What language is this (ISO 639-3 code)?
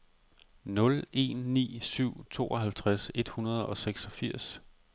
dan